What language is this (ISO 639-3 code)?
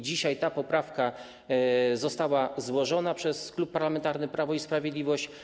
pol